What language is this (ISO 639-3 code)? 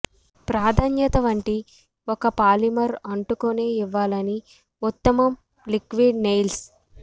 tel